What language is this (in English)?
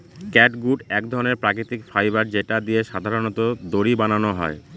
Bangla